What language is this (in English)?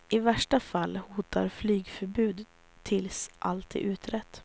Swedish